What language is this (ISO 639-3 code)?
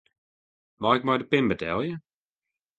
fry